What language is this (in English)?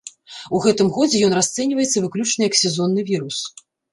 Belarusian